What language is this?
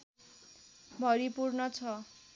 Nepali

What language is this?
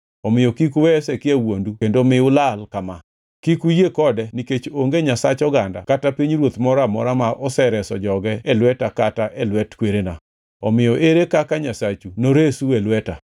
Luo (Kenya and Tanzania)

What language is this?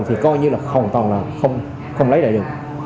Vietnamese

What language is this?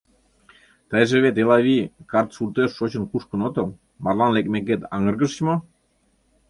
Mari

